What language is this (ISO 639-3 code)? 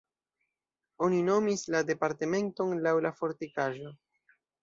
epo